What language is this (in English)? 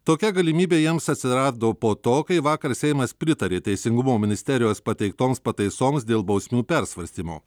Lithuanian